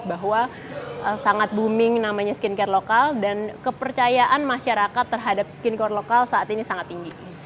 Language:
Indonesian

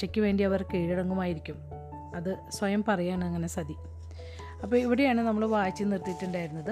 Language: Malayalam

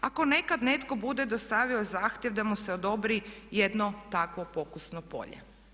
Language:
Croatian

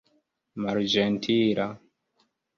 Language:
Esperanto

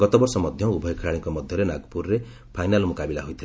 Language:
Odia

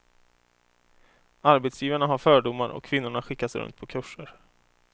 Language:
Swedish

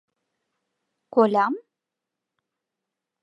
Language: Mari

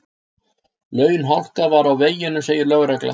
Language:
Icelandic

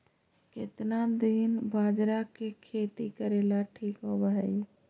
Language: Magahi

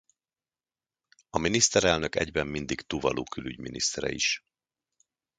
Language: Hungarian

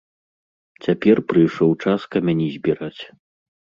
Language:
Belarusian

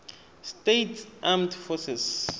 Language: Tswana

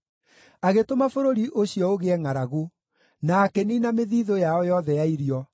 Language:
Kikuyu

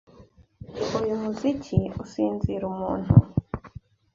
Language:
Kinyarwanda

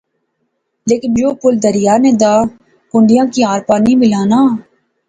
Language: Pahari-Potwari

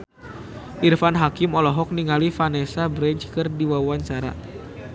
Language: Sundanese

